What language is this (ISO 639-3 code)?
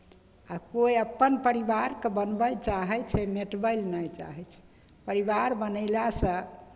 mai